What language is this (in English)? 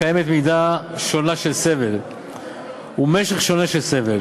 Hebrew